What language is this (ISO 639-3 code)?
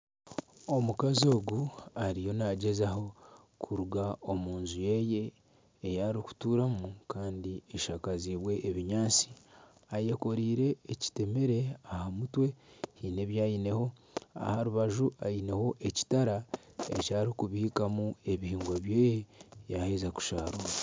nyn